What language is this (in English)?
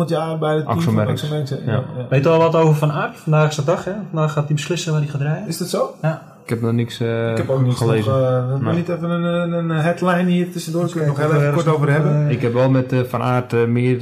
Dutch